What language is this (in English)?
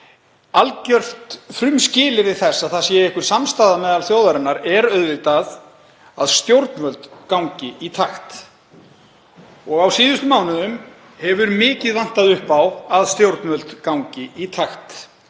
Icelandic